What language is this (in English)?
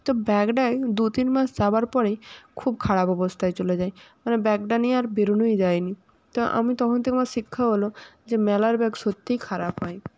Bangla